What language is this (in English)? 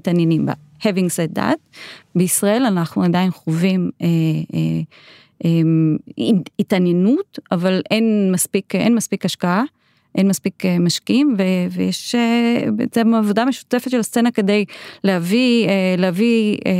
Hebrew